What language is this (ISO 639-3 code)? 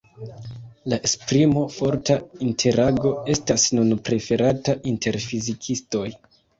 epo